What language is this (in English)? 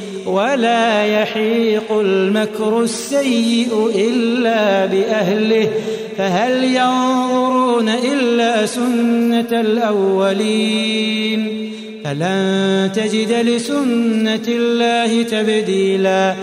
Arabic